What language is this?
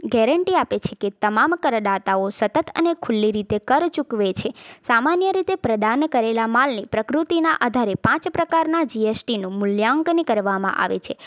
Gujarati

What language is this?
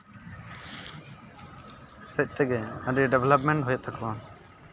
Santali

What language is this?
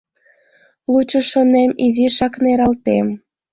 Mari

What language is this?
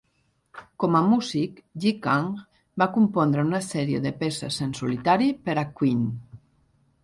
Catalan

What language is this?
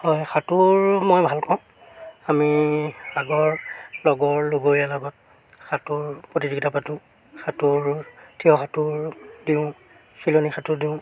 Assamese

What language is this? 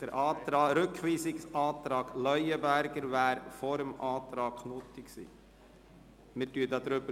Swiss German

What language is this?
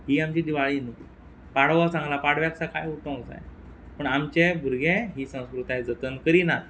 Konkani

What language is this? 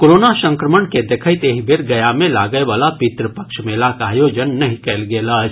Maithili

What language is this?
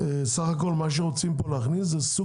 Hebrew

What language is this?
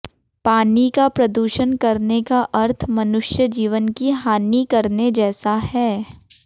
Hindi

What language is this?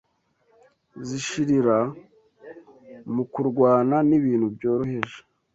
Kinyarwanda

